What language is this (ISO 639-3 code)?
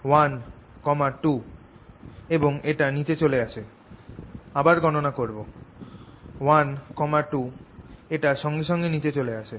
ben